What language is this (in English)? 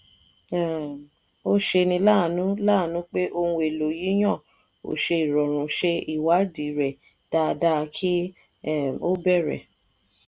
Yoruba